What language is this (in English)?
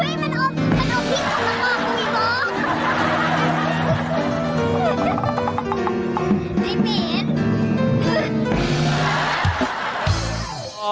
Thai